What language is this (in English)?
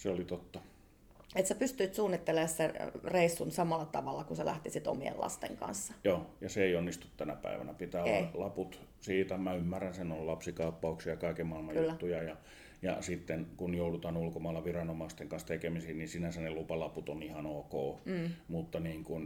Finnish